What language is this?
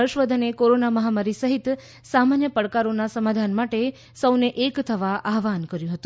Gujarati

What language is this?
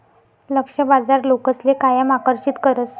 Marathi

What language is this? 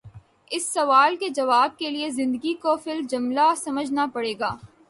Urdu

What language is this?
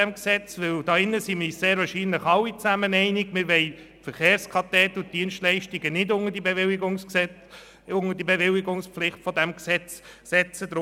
Swiss German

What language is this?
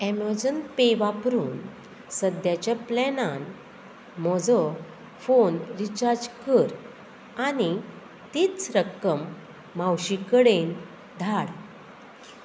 Konkani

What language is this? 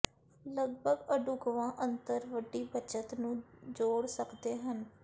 Punjabi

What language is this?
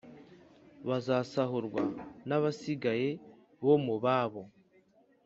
Kinyarwanda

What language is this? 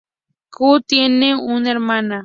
Spanish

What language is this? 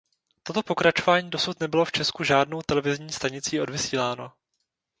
Czech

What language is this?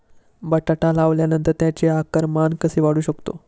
Marathi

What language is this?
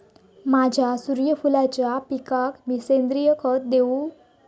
Marathi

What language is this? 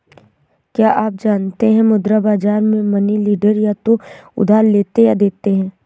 Hindi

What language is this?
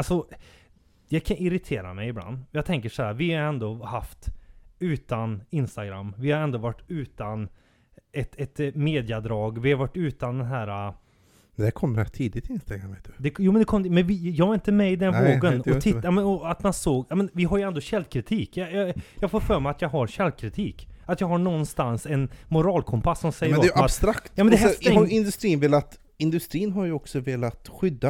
Swedish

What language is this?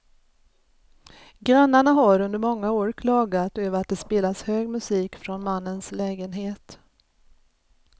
Swedish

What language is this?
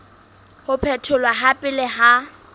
Southern Sotho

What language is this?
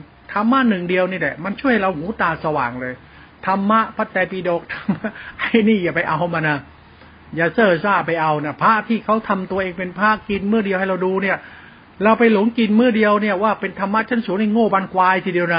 Thai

